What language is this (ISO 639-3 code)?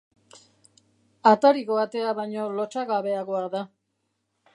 eus